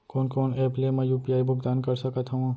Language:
Chhattisgarhi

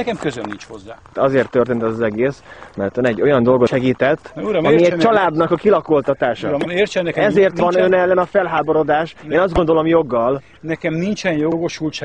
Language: Hungarian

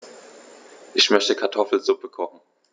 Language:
German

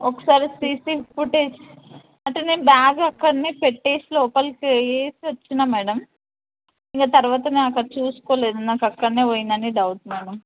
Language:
Telugu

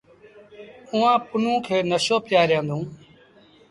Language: Sindhi Bhil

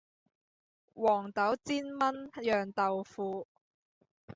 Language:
Cantonese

